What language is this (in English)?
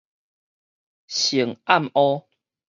Min Nan Chinese